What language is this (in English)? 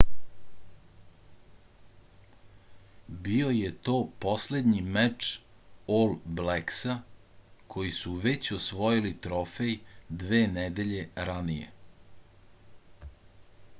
Serbian